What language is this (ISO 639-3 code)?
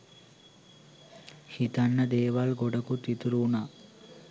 sin